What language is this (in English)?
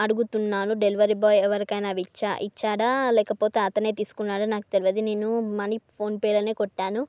Telugu